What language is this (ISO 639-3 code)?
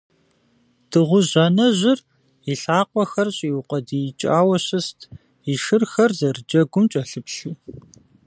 kbd